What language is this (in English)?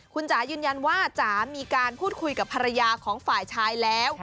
Thai